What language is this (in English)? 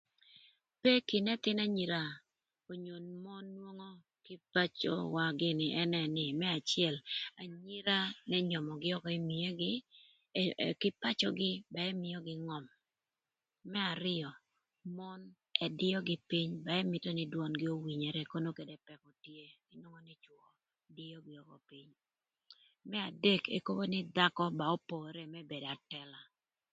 Thur